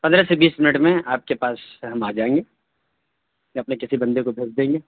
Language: Urdu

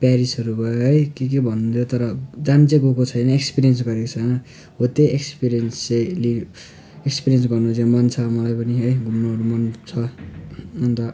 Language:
Nepali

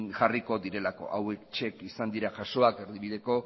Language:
Basque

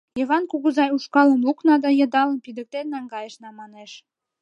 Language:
Mari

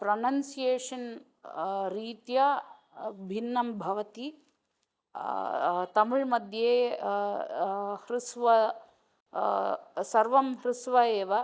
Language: Sanskrit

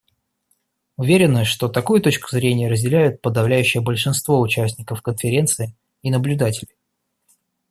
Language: Russian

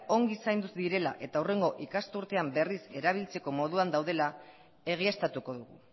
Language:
Basque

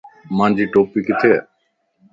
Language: Lasi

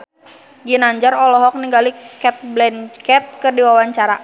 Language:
Sundanese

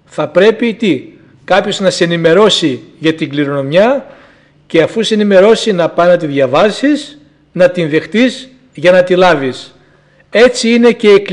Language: Greek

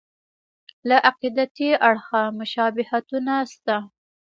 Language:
Pashto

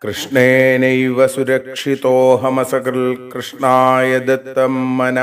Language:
Hindi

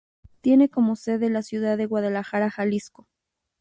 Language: Spanish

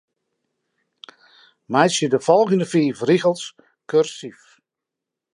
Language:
Western Frisian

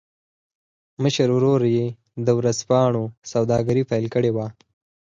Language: Pashto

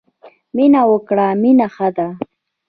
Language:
Pashto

